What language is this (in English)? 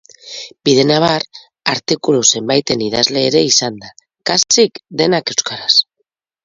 Basque